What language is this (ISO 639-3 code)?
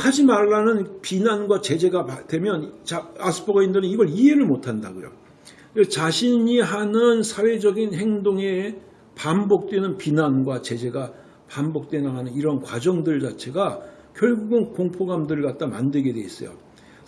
kor